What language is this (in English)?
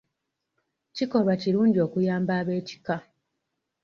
Ganda